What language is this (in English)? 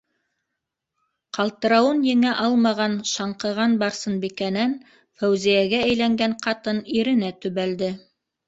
Bashkir